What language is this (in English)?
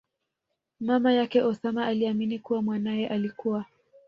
Swahili